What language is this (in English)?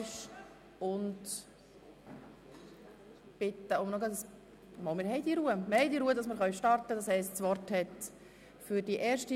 Swiss German